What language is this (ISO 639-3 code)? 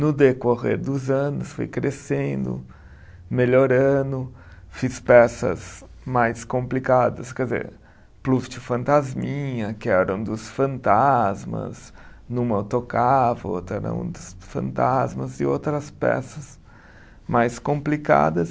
por